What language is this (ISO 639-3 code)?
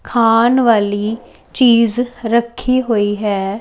pan